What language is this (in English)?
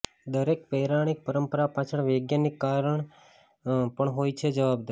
Gujarati